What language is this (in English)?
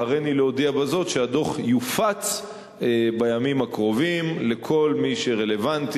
Hebrew